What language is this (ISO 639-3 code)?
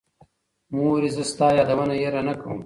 pus